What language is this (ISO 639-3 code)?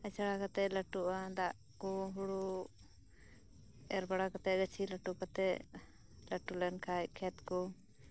sat